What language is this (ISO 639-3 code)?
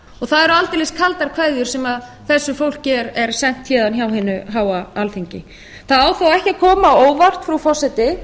isl